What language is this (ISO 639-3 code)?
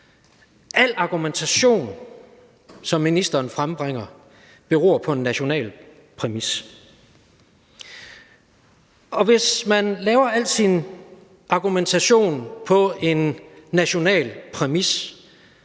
dan